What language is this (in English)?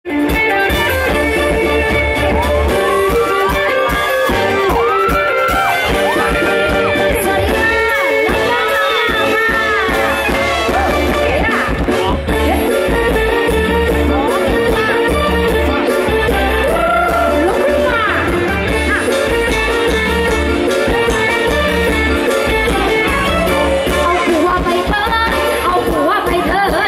Thai